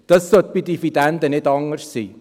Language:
Swiss German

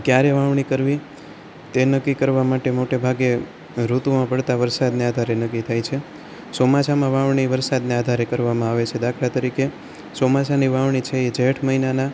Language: Gujarati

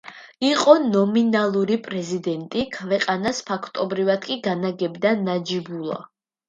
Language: Georgian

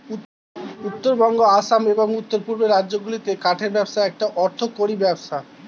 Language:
Bangla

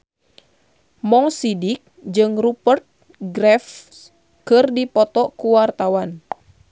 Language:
Sundanese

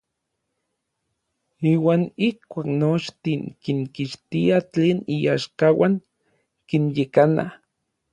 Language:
Orizaba Nahuatl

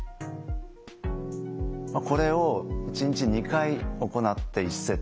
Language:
Japanese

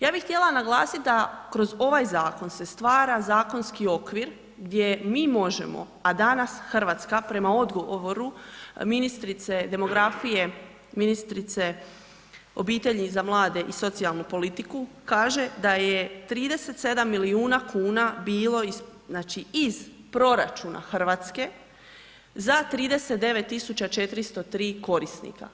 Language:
Croatian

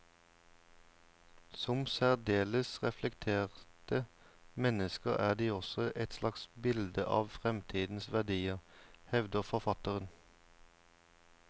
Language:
Norwegian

